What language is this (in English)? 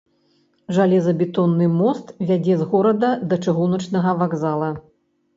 Belarusian